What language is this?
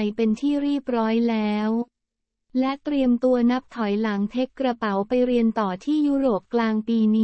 Thai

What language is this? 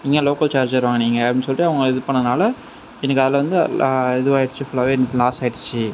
Tamil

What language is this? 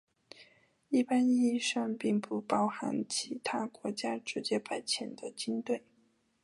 Chinese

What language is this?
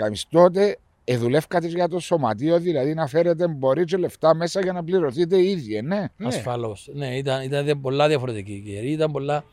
Greek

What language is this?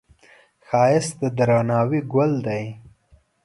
Pashto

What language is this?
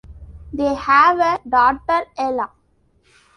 English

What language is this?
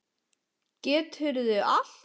Icelandic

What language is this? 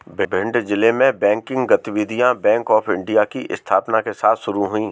Hindi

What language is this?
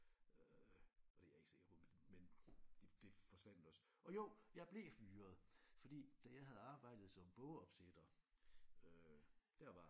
Danish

